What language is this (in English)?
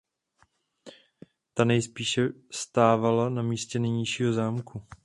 Czech